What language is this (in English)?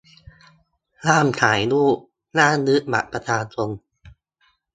Thai